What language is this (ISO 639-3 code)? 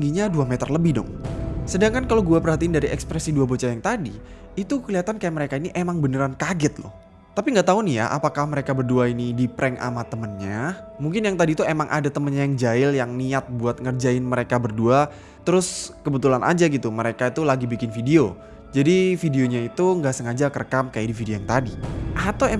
ind